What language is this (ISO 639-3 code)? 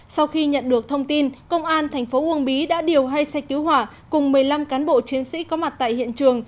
vie